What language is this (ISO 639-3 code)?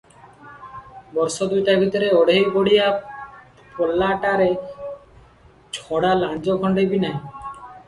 ori